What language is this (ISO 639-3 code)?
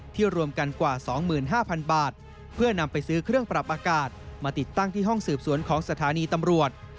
tha